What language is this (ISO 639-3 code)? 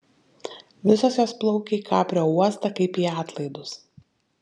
lit